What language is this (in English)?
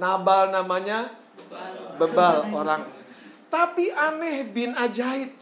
Indonesian